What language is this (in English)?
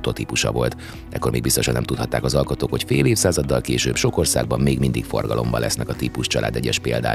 Hungarian